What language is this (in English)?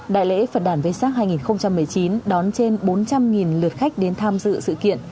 Vietnamese